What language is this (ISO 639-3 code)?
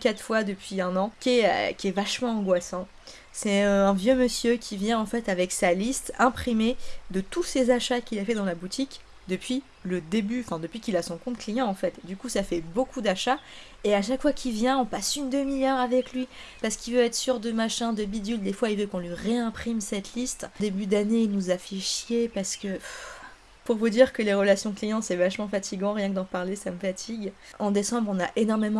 fra